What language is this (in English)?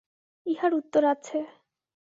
Bangla